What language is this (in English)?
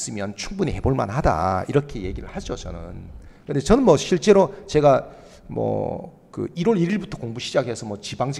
Korean